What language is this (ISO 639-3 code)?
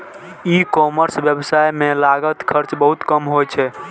mai